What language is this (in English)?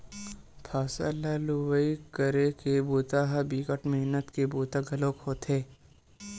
Chhattisgarhi